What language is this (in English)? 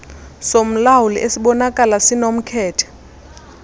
Xhosa